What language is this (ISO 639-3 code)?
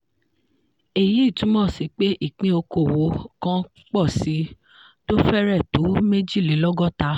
yor